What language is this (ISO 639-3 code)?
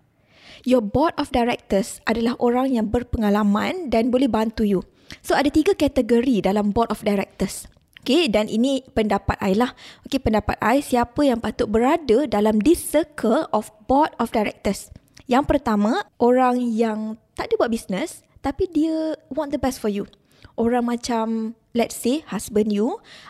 msa